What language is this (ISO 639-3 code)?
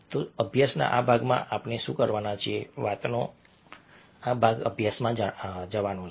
guj